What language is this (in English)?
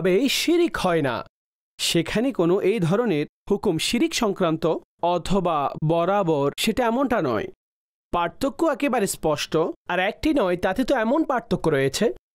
Bangla